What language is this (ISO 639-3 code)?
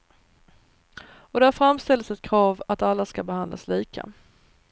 swe